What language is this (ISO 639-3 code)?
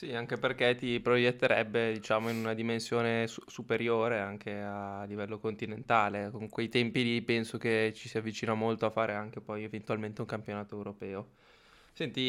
ita